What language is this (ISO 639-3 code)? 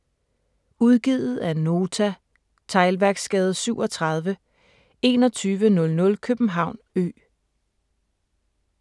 dan